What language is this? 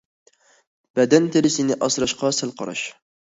Uyghur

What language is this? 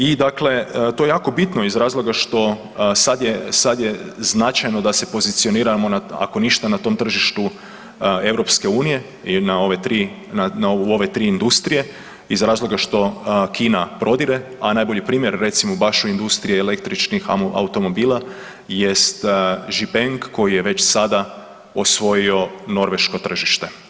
Croatian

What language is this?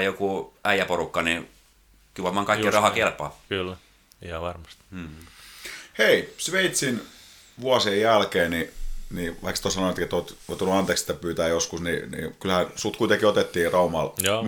Finnish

